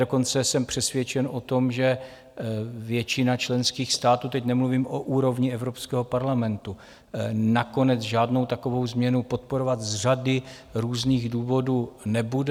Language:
Czech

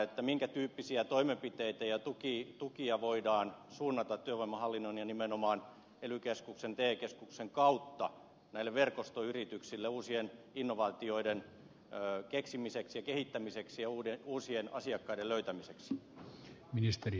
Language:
Finnish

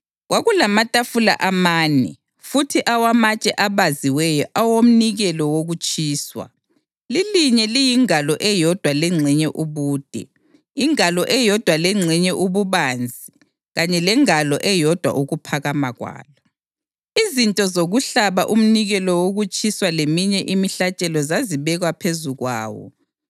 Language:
North Ndebele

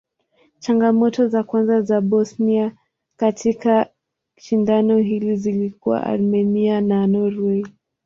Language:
Swahili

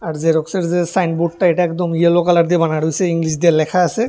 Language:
Bangla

